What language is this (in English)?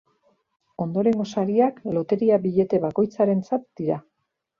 Basque